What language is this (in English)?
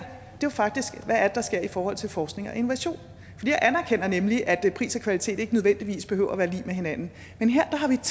Danish